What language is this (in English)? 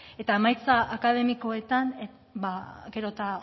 Basque